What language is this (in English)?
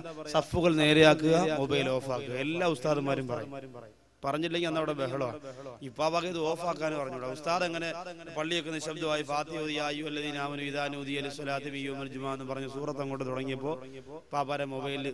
Arabic